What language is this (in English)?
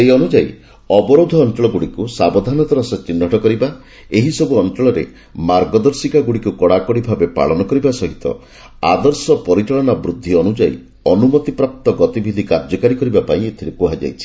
Odia